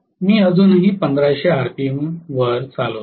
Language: Marathi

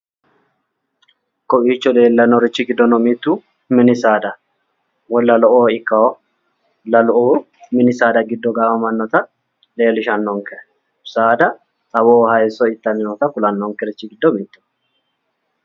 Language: Sidamo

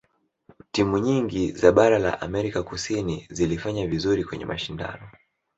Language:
Swahili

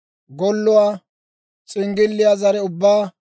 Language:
Dawro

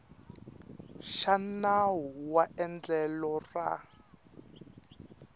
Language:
Tsonga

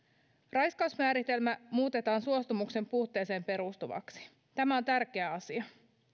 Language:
Finnish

